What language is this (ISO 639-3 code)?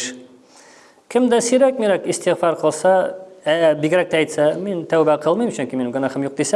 tur